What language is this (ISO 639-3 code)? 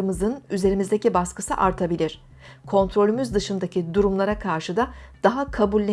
tur